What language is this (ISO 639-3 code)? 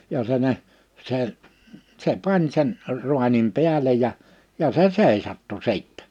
fin